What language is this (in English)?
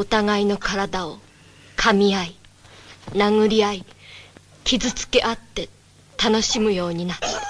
Japanese